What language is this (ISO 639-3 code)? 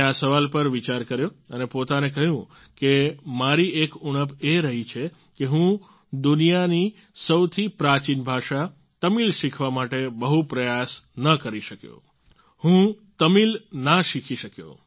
guj